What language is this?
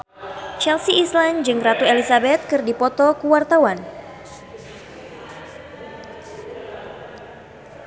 Sundanese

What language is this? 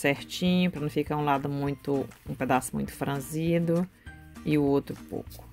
Portuguese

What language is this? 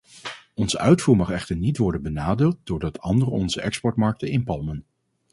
Dutch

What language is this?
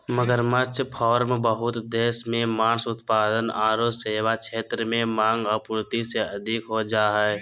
Magahi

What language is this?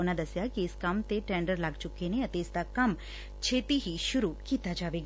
Punjabi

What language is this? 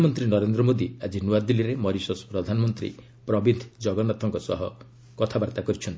Odia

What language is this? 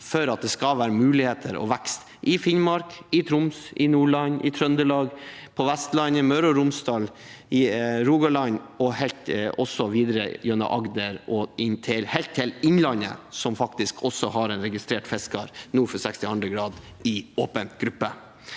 Norwegian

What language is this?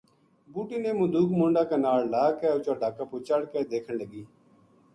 Gujari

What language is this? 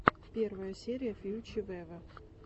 Russian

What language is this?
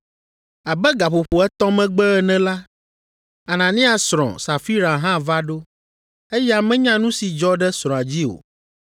Ewe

